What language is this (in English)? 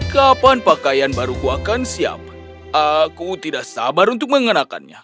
Indonesian